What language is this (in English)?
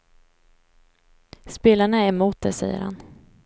Swedish